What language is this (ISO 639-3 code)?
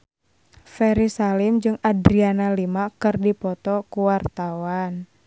sun